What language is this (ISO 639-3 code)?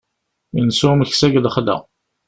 kab